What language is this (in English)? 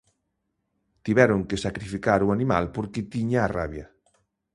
Galician